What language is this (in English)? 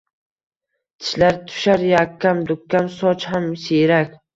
Uzbek